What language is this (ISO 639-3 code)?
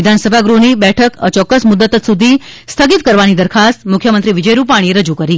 guj